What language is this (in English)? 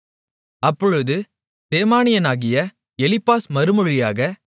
Tamil